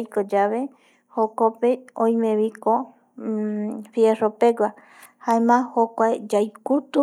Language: Eastern Bolivian Guaraní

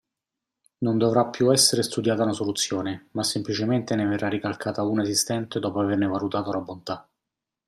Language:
Italian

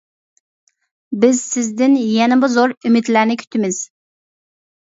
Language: Uyghur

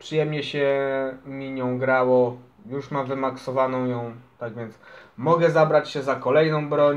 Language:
Polish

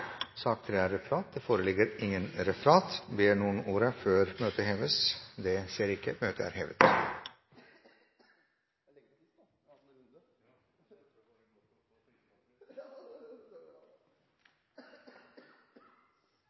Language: Norwegian Nynorsk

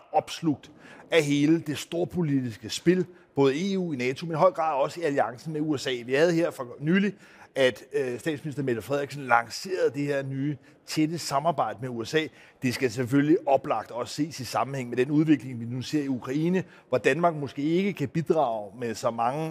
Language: Danish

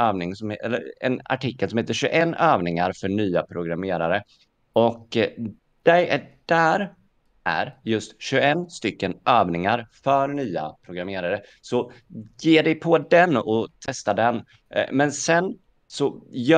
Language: Swedish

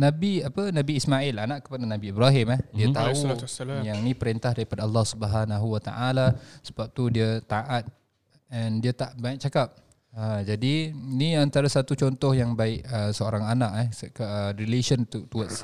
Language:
Malay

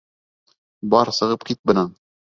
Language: Bashkir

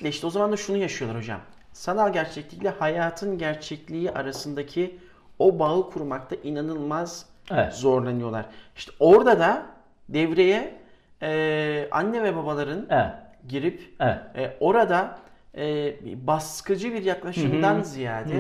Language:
Turkish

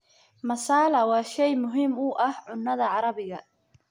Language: Somali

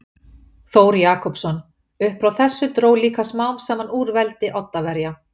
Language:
Icelandic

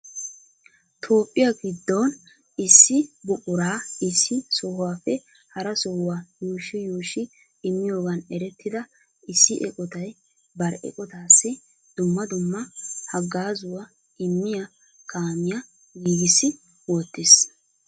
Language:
Wolaytta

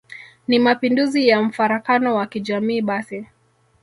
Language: Swahili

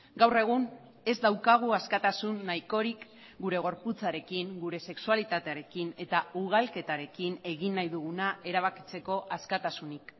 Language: Basque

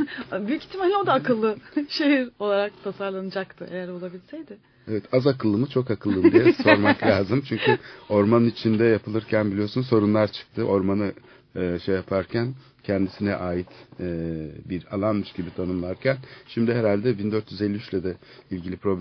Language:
Turkish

